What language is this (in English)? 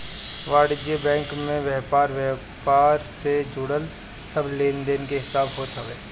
Bhojpuri